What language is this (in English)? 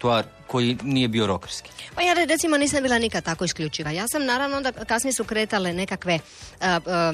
Croatian